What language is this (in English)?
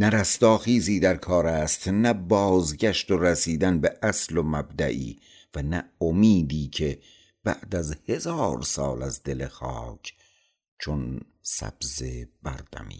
Persian